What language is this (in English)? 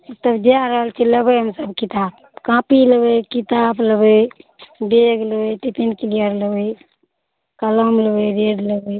Maithili